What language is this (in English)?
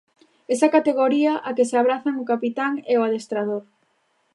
Galician